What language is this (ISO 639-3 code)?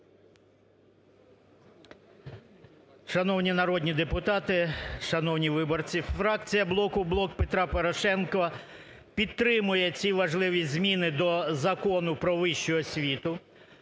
ukr